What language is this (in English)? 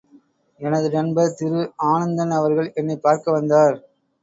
Tamil